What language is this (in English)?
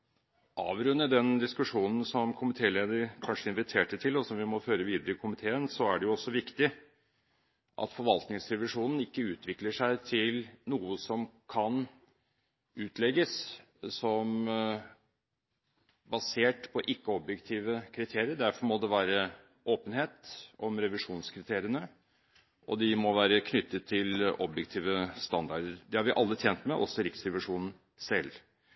Norwegian Bokmål